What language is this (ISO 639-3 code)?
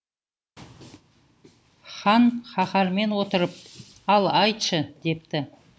kaz